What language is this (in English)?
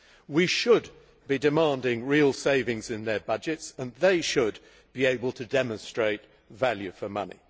English